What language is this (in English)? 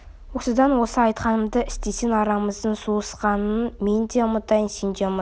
Kazakh